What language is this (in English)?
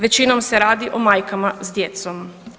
Croatian